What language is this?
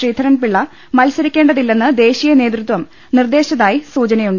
Malayalam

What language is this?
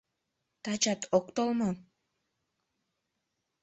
Mari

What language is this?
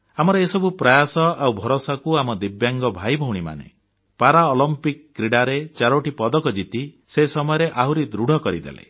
Odia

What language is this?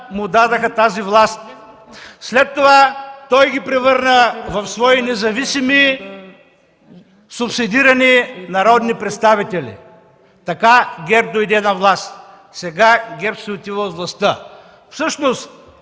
Bulgarian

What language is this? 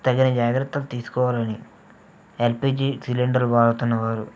Telugu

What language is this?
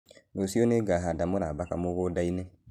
Kikuyu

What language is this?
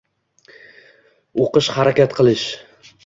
Uzbek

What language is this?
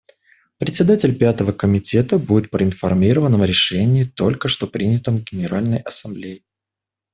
Russian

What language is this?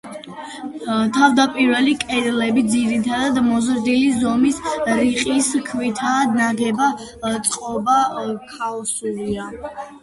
Georgian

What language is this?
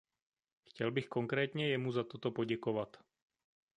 Czech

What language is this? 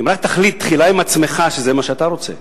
Hebrew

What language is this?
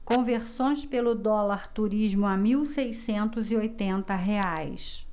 Portuguese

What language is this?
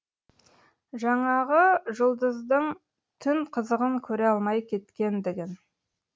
Kazakh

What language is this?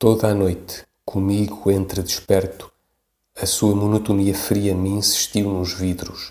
Portuguese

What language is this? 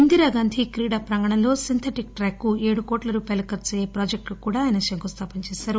Telugu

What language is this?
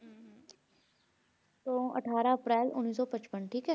Punjabi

